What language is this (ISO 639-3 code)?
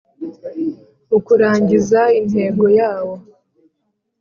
kin